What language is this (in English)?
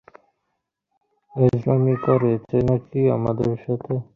Bangla